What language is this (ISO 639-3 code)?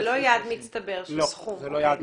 heb